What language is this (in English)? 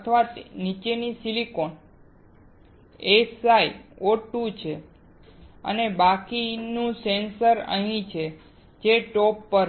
Gujarati